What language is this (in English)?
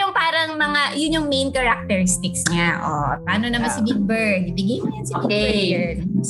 Filipino